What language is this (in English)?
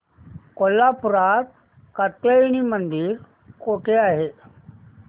Marathi